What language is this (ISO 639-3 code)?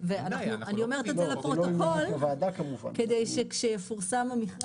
heb